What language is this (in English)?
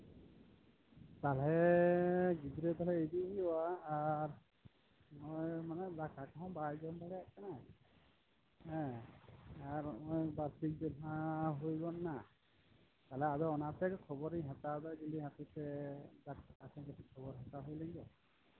Santali